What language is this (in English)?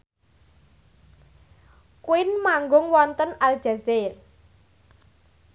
Javanese